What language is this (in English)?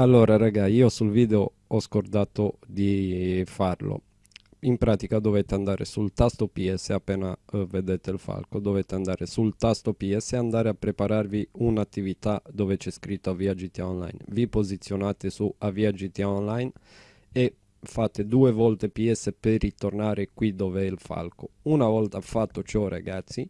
Italian